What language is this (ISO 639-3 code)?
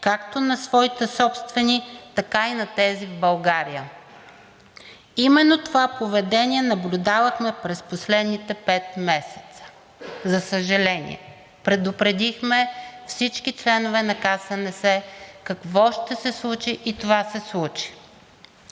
bul